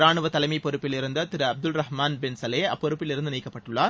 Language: Tamil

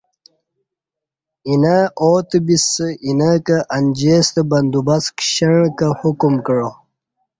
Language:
Kati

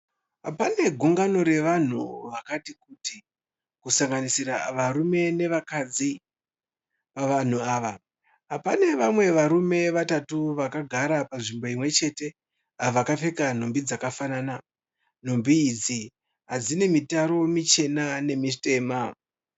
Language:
Shona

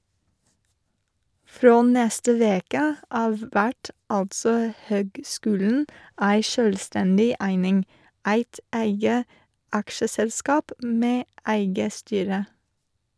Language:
Norwegian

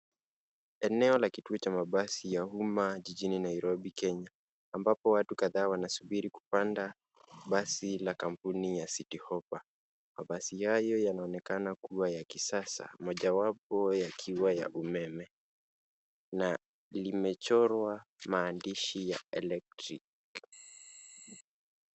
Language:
Swahili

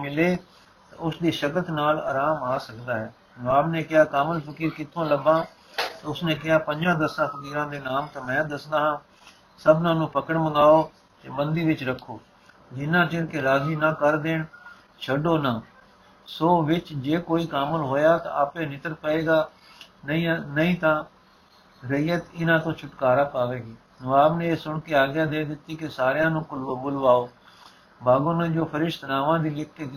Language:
Punjabi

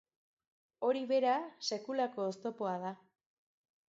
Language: Basque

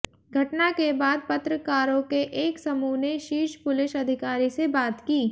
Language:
Hindi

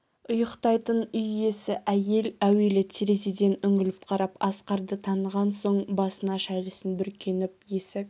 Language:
Kazakh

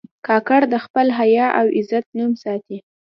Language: Pashto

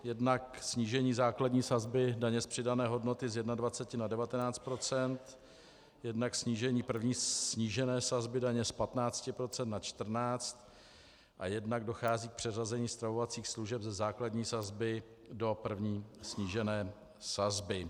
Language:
Czech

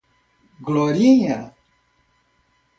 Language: Portuguese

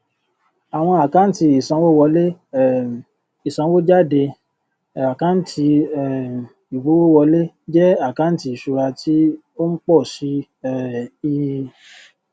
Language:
Yoruba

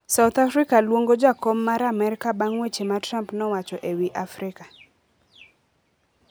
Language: Luo (Kenya and Tanzania)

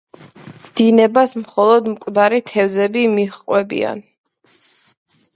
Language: Georgian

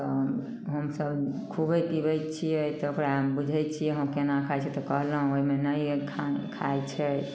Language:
Maithili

